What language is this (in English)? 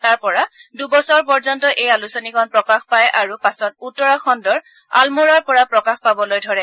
Assamese